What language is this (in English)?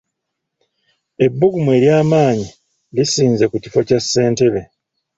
Ganda